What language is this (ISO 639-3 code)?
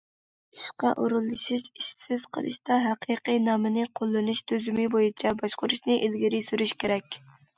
uig